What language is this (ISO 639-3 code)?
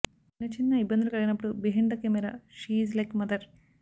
tel